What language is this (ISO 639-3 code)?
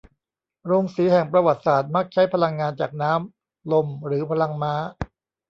tha